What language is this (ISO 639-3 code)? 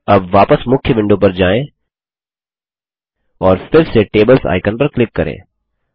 hin